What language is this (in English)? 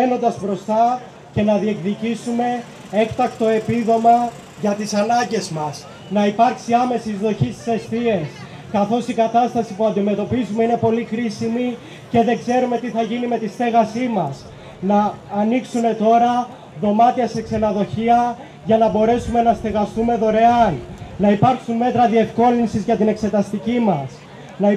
Greek